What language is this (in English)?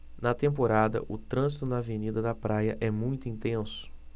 Portuguese